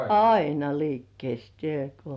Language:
Finnish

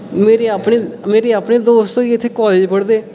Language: Dogri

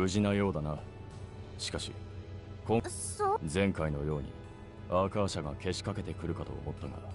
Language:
Japanese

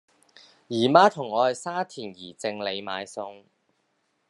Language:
Cantonese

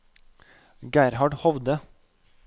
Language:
Norwegian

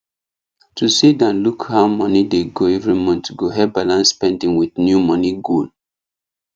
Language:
Nigerian Pidgin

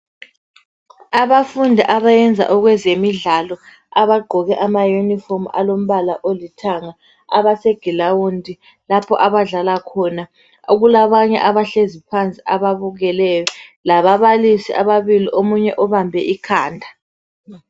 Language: North Ndebele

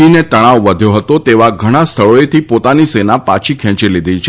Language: Gujarati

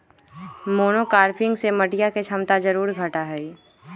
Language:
Magahi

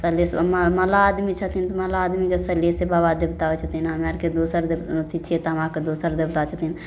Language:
Maithili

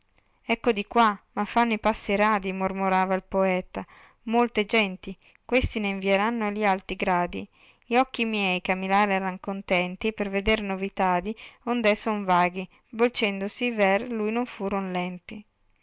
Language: Italian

